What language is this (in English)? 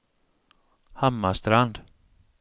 Swedish